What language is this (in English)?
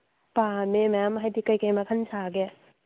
Manipuri